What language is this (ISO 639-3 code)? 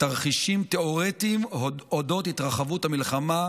heb